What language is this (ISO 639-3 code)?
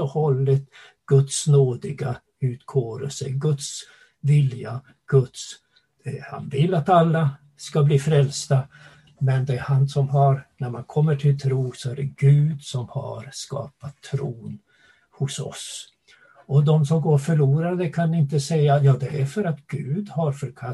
swe